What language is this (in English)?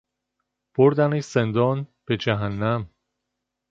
Persian